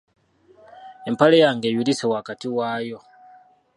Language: Ganda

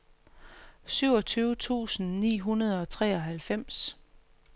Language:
Danish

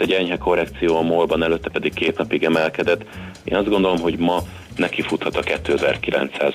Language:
Hungarian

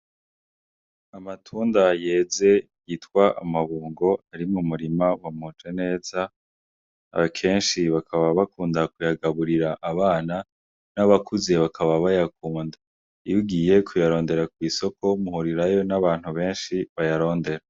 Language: Rundi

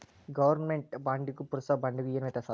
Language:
Kannada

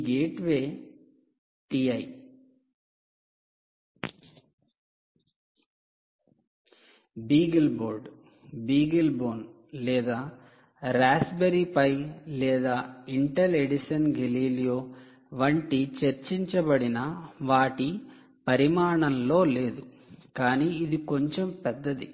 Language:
Telugu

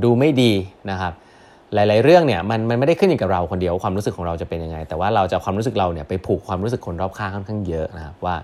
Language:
Thai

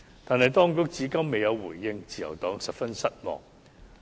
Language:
Cantonese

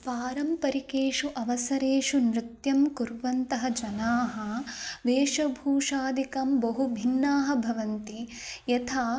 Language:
Sanskrit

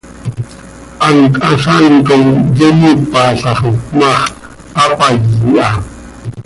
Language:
Seri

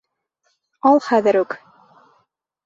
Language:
Bashkir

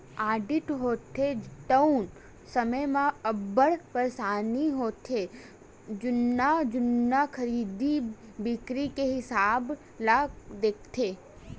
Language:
Chhattisgarhi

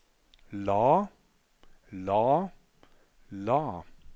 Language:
Norwegian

